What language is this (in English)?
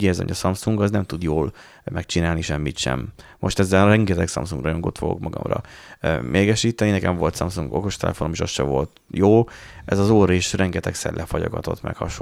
Hungarian